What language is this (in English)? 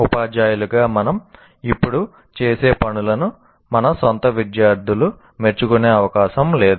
Telugu